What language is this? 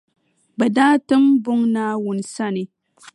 Dagbani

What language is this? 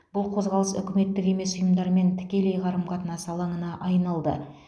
Kazakh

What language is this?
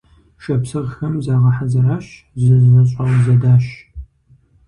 Kabardian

